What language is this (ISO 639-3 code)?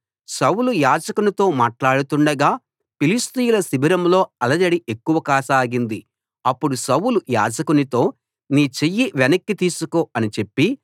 tel